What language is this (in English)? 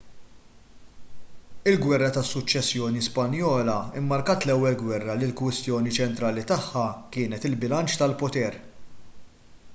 Maltese